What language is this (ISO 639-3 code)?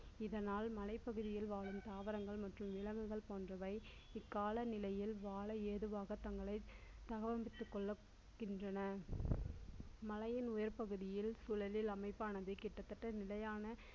tam